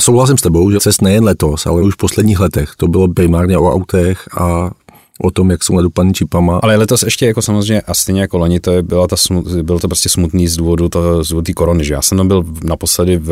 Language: Czech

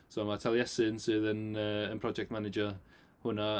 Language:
Welsh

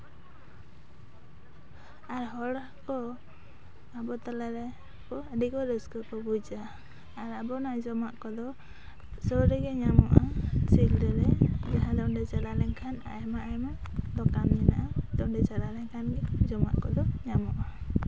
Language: Santali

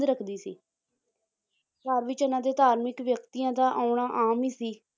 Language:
Punjabi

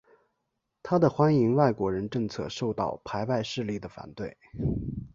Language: Chinese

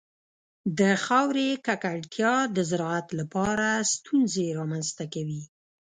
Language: Pashto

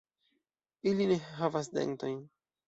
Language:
Esperanto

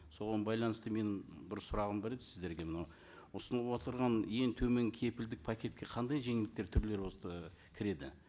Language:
Kazakh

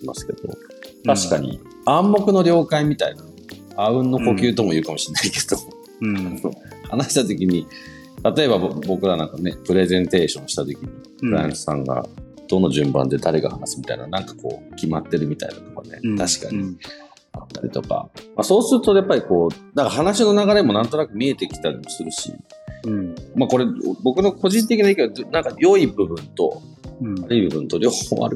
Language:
Japanese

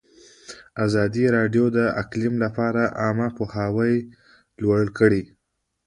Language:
Pashto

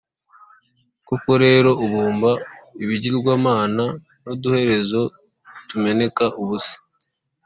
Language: Kinyarwanda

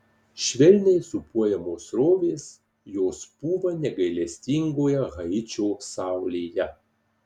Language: Lithuanian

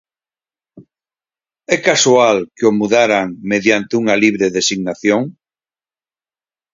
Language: Galician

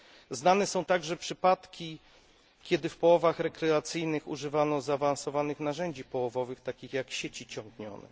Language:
Polish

